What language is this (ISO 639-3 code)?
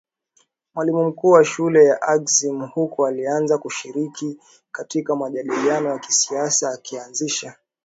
swa